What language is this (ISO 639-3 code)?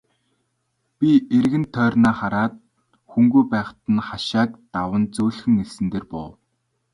mon